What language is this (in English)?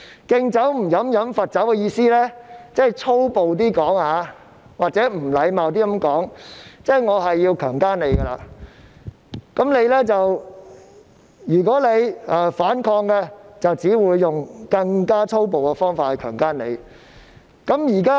Cantonese